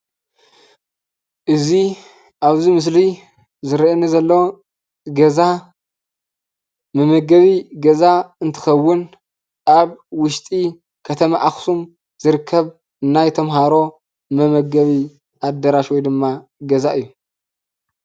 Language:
Tigrinya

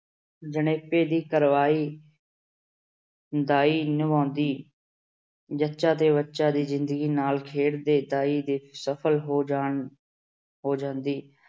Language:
Punjabi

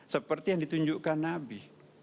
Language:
Indonesian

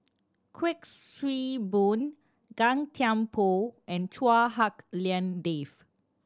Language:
English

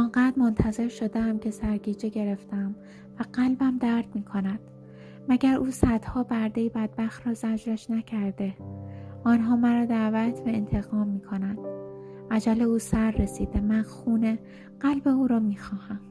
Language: Persian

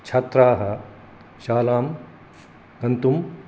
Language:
Sanskrit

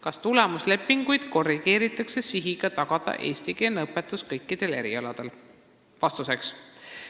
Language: Estonian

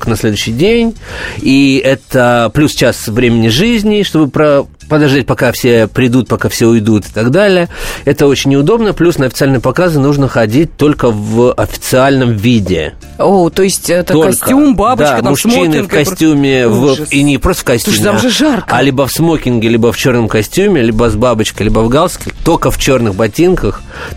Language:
Russian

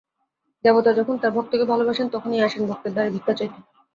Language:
Bangla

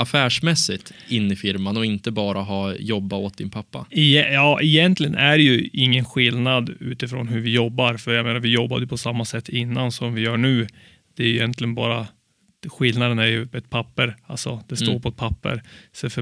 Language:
Swedish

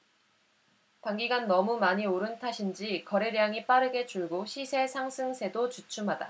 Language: Korean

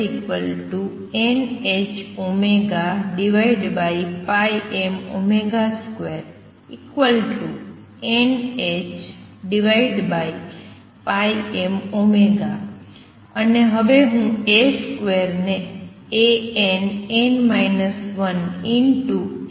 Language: Gujarati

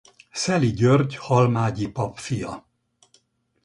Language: Hungarian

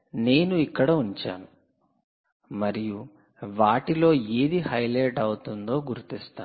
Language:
Telugu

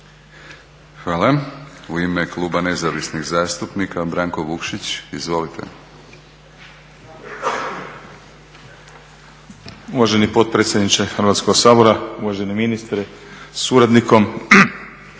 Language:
Croatian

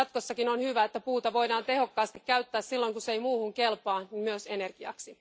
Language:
Finnish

